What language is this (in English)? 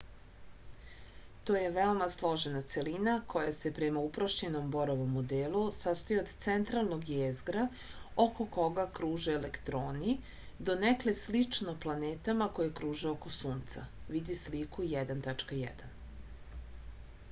Serbian